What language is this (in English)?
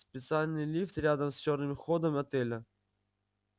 Russian